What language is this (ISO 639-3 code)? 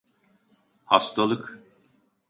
tur